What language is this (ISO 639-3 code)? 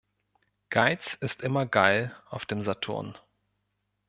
deu